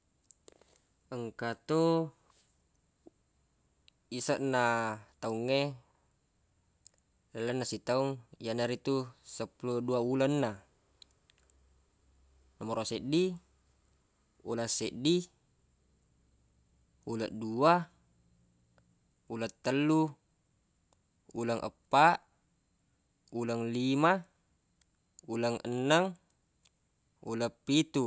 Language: Buginese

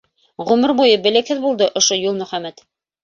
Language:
Bashkir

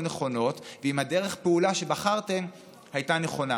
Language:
Hebrew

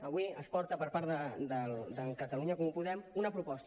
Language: Catalan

